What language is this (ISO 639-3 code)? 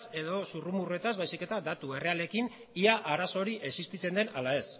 eus